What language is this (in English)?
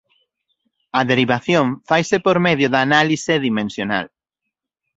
Galician